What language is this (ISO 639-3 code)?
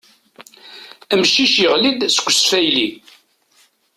kab